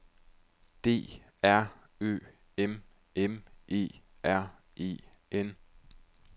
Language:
Danish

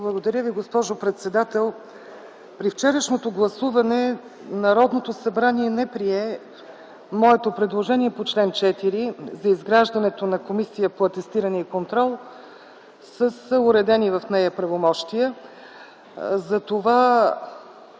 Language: Bulgarian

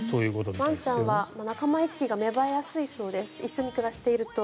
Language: Japanese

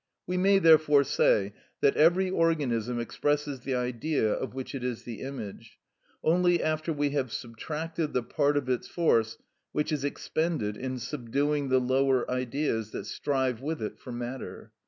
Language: English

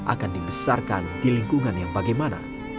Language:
Indonesian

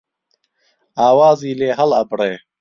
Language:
Central Kurdish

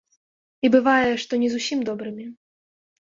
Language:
Belarusian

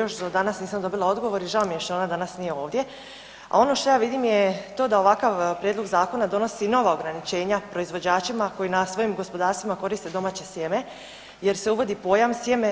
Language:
Croatian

